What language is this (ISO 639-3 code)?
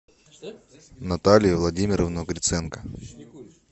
rus